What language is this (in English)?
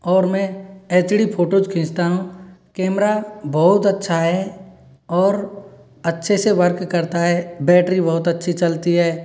Hindi